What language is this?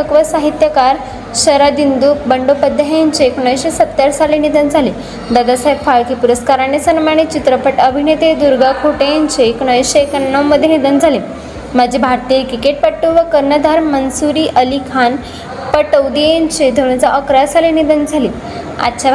Marathi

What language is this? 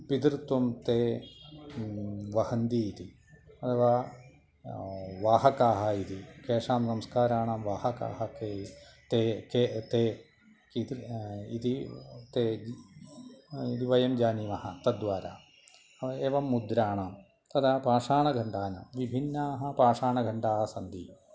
Sanskrit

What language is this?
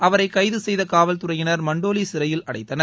Tamil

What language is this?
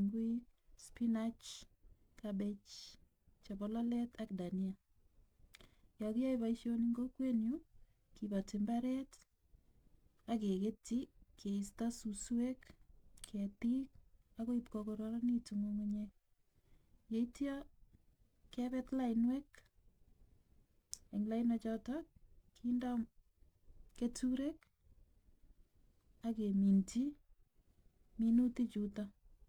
Kalenjin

